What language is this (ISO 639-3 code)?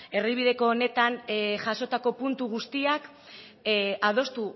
eus